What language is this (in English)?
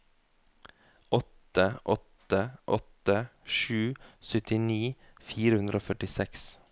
Norwegian